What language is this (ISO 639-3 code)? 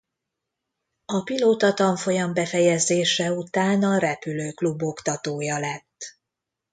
hun